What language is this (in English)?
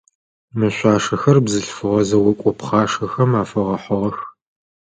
Adyghe